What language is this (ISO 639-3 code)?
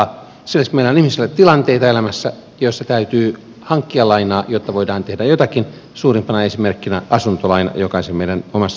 fin